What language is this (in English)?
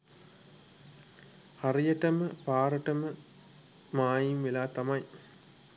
Sinhala